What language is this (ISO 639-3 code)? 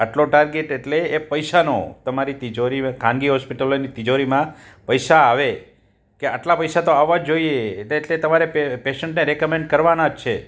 guj